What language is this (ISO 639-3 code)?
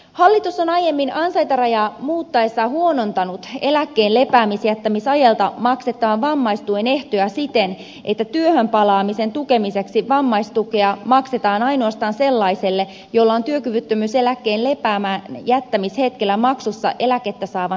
fin